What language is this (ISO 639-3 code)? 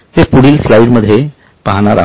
mar